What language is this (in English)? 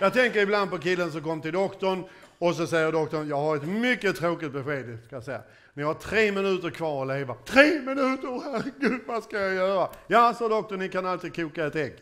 Swedish